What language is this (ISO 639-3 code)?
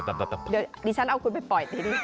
tha